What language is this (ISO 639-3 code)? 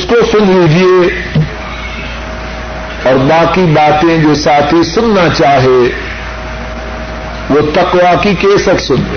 urd